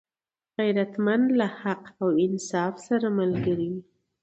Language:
Pashto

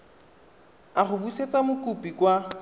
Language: Tswana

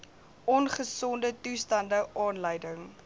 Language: Afrikaans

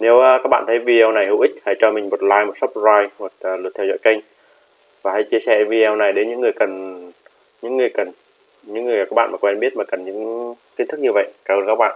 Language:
Vietnamese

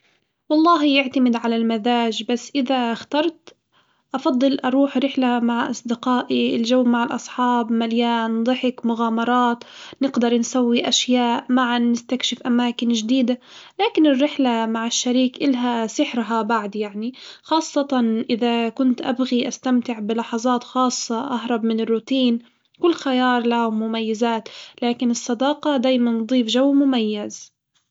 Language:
Hijazi Arabic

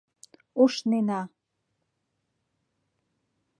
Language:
Mari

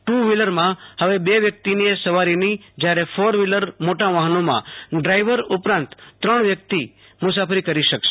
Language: Gujarati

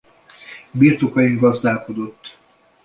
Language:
Hungarian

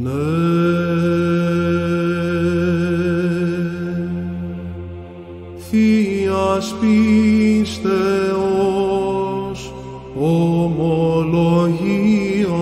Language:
Greek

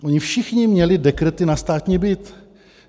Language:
Czech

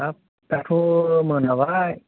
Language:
Bodo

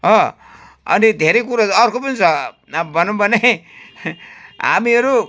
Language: Nepali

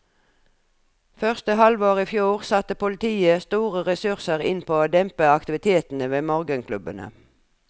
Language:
Norwegian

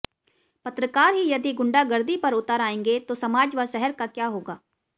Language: Hindi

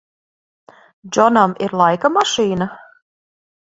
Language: Latvian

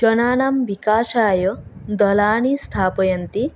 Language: Sanskrit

